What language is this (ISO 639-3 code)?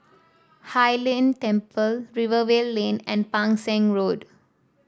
eng